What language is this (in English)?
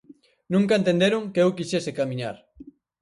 Galician